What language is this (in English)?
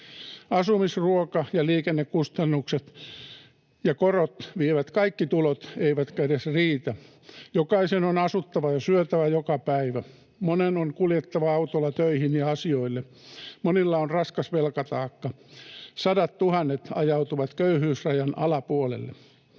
Finnish